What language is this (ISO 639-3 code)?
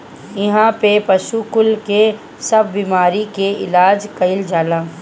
bho